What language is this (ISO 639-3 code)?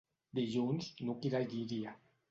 cat